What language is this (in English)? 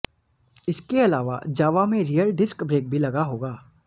Hindi